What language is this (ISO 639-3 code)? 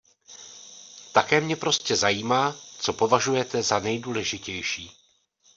ces